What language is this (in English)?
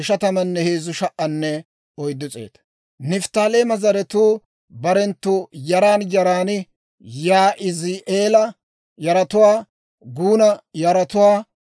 Dawro